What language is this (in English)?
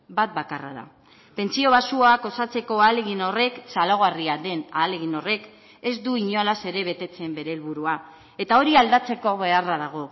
Basque